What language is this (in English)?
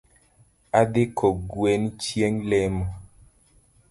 Luo (Kenya and Tanzania)